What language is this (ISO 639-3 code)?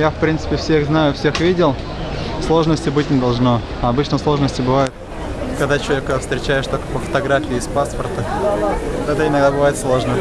rus